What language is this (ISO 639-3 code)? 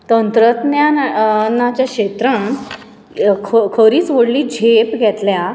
kok